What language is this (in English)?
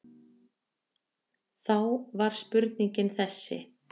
Icelandic